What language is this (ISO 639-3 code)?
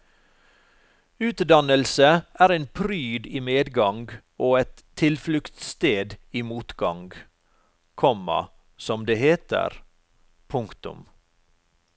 nor